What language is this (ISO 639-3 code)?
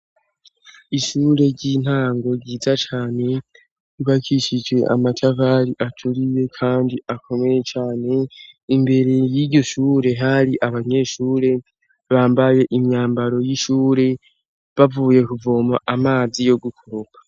run